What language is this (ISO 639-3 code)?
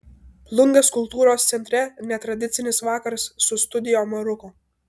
lit